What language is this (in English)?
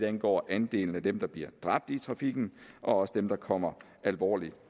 Danish